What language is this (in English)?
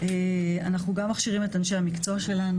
Hebrew